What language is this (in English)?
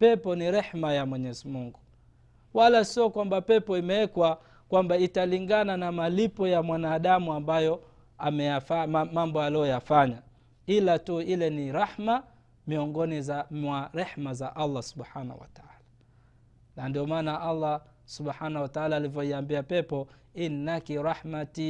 Swahili